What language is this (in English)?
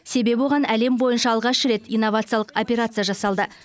Kazakh